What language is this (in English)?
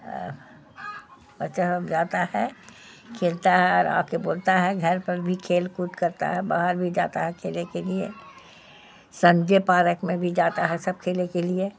Urdu